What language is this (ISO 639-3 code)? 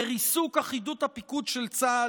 heb